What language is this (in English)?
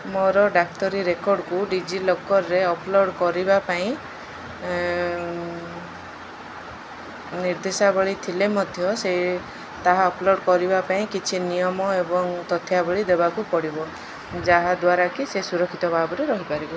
Odia